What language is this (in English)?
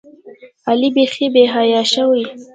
Pashto